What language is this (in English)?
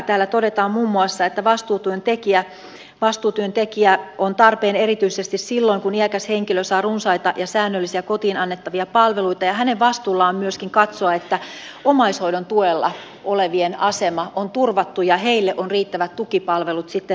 Finnish